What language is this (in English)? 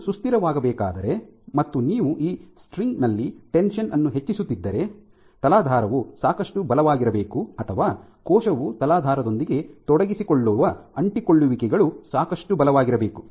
Kannada